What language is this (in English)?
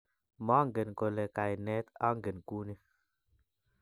Kalenjin